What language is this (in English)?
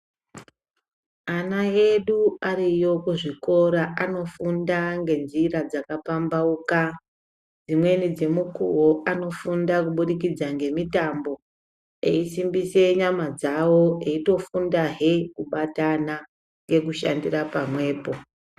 Ndau